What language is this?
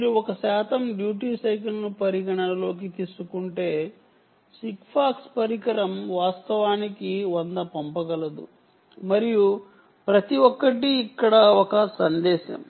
Telugu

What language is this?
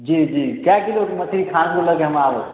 Maithili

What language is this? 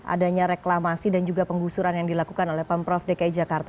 Indonesian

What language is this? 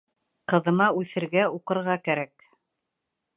Bashkir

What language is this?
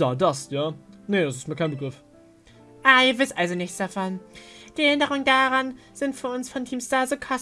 German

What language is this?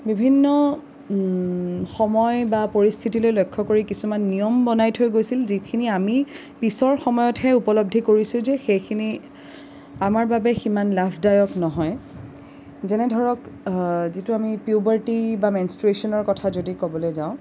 Assamese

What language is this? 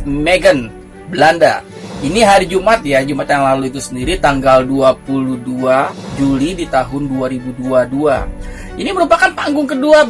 Indonesian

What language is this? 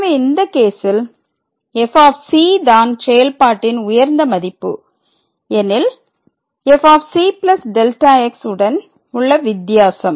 Tamil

